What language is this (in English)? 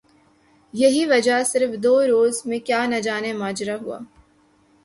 Urdu